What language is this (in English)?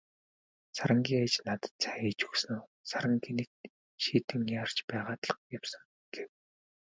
Mongolian